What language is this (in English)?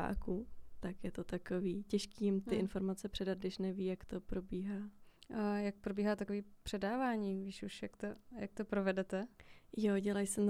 Czech